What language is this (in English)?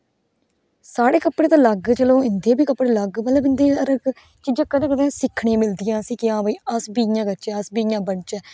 Dogri